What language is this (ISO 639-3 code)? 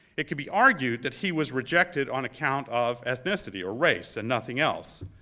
eng